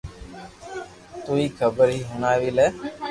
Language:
Loarki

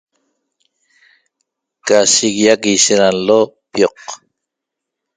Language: Toba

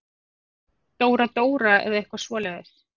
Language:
Icelandic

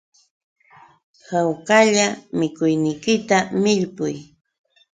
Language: Yauyos Quechua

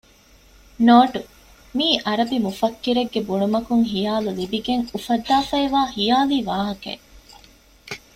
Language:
Divehi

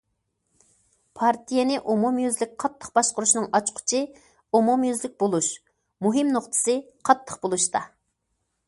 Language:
Uyghur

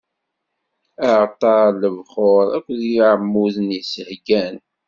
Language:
Kabyle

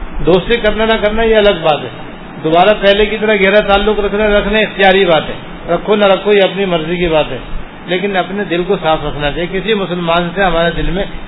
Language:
Urdu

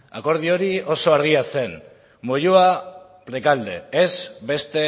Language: Basque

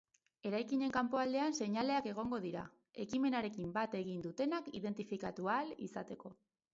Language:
Basque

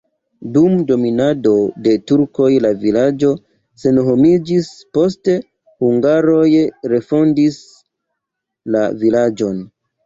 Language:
Esperanto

